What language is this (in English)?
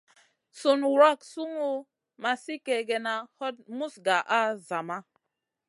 Masana